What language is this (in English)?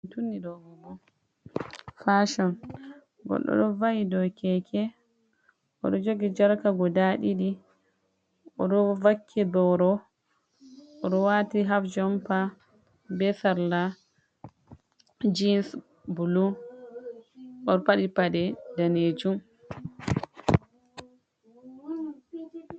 Fula